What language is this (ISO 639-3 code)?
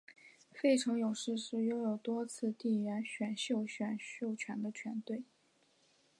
zho